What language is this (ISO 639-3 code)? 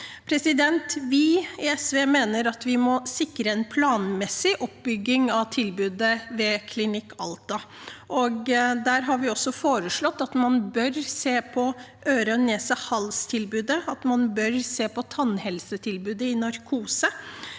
nor